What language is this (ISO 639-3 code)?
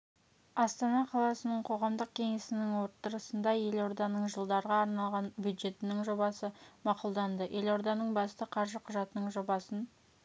kaz